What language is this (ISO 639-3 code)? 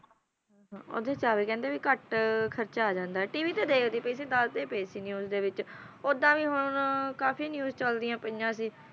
pan